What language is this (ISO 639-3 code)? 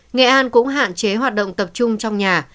vie